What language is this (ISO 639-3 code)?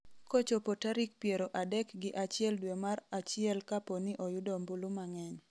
luo